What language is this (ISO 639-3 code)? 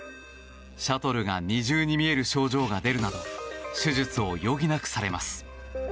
jpn